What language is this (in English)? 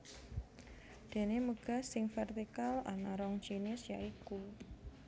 Javanese